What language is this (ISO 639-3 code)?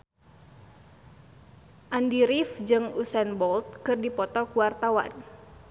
sun